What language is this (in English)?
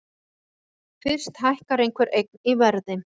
Icelandic